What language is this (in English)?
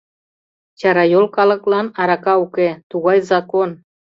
Mari